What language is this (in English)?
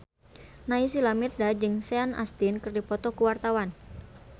Sundanese